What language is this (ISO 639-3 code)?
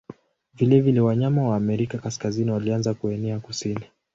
swa